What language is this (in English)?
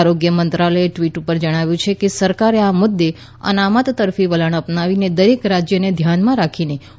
Gujarati